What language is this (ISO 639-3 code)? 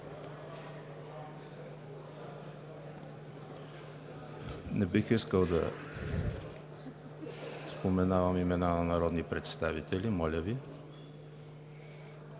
bul